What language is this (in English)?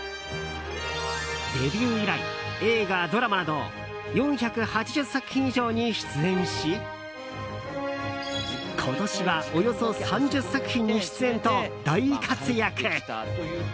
Japanese